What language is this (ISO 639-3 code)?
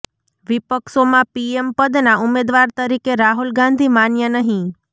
guj